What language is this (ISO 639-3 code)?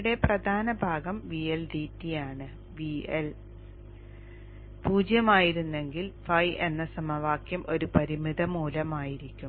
mal